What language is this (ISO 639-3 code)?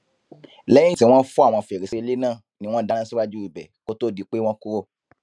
yor